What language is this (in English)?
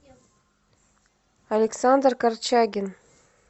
Russian